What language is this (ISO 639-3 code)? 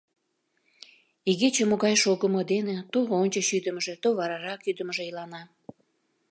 chm